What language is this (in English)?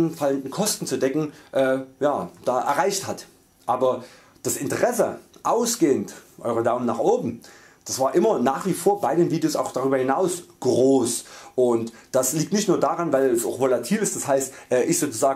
German